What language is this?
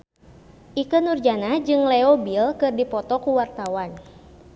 Sundanese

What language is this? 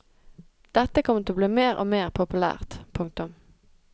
Norwegian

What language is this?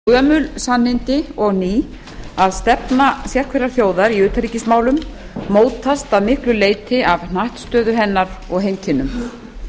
Icelandic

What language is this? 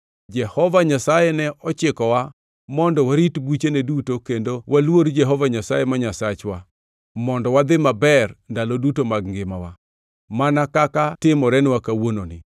Luo (Kenya and Tanzania)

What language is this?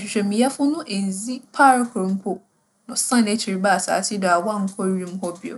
Akan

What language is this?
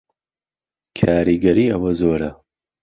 Central Kurdish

